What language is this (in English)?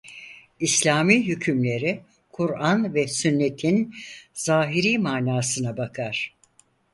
Turkish